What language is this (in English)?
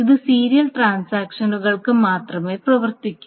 Malayalam